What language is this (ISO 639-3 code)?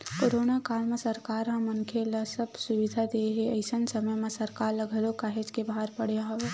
hne